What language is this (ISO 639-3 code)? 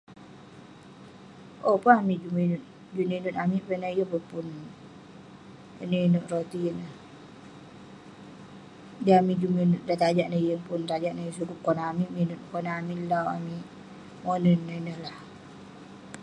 pne